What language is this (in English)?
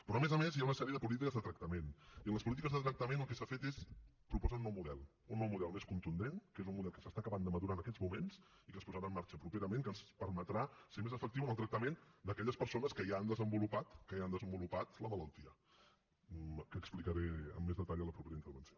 Catalan